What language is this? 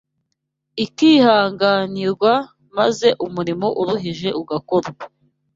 Kinyarwanda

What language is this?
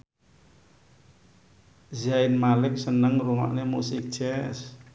Javanese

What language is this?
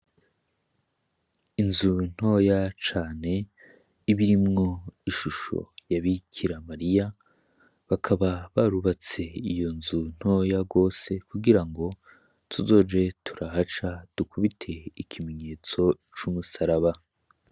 Rundi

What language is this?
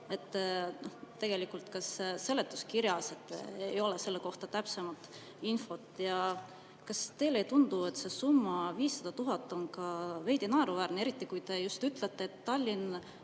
Estonian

